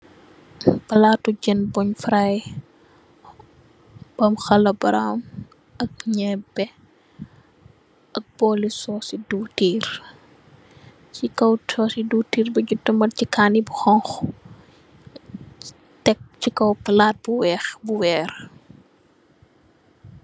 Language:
Wolof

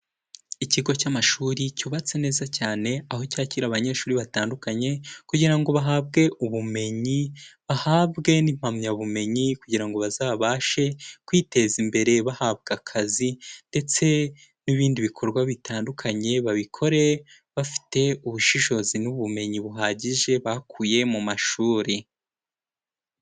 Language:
Kinyarwanda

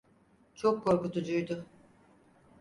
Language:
Turkish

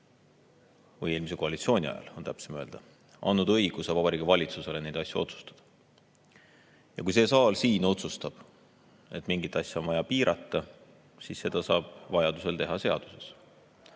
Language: Estonian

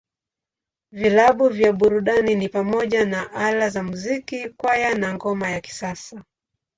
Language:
Swahili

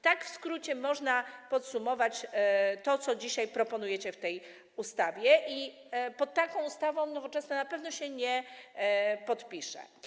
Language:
Polish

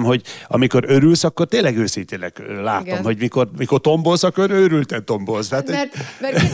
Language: Hungarian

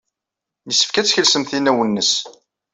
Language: Kabyle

